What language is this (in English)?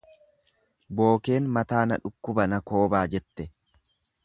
Oromo